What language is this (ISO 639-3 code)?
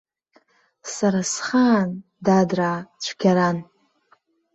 abk